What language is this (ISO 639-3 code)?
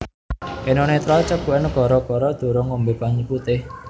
jav